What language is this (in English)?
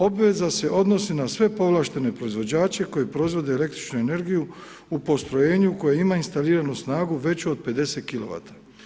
Croatian